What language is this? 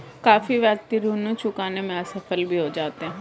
Hindi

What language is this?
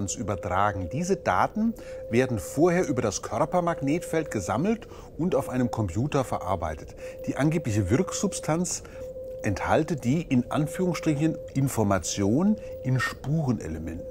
German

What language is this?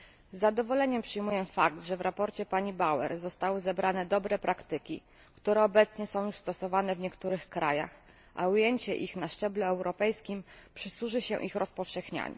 Polish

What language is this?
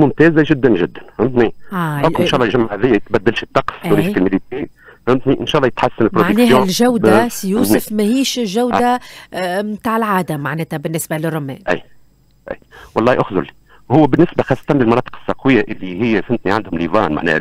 Arabic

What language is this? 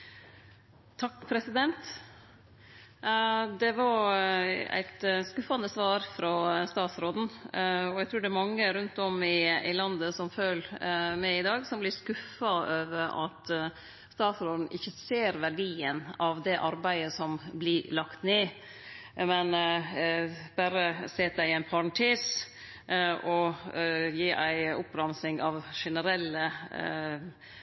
Norwegian Nynorsk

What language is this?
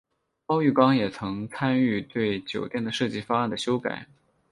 Chinese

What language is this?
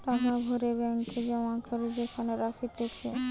Bangla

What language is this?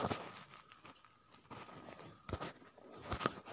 Kannada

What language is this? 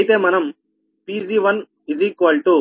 Telugu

